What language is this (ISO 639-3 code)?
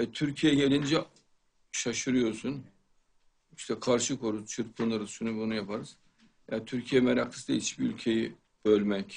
tur